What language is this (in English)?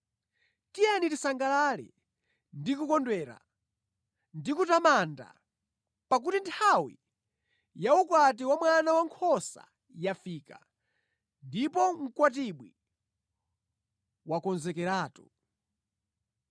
Nyanja